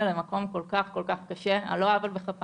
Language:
Hebrew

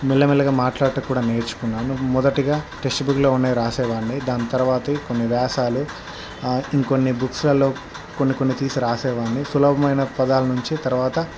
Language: Telugu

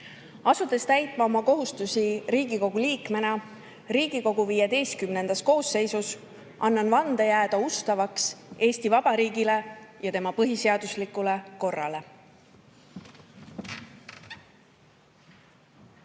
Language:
Estonian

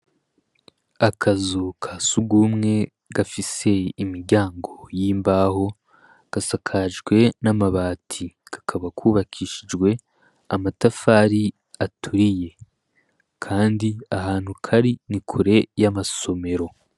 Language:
Rundi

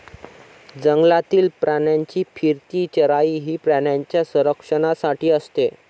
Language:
Marathi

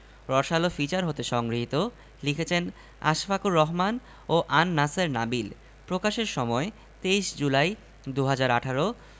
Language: Bangla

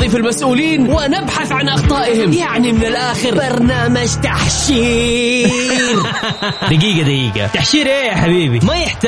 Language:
Arabic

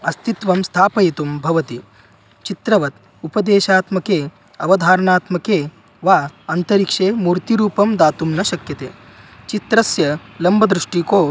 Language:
Sanskrit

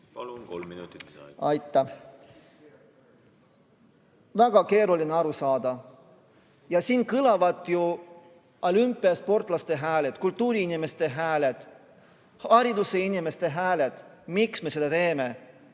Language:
Estonian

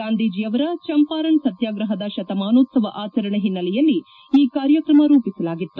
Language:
Kannada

